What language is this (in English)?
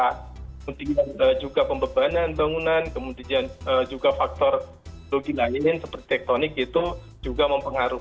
Indonesian